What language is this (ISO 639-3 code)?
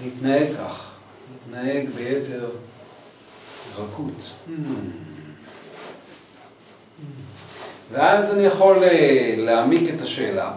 heb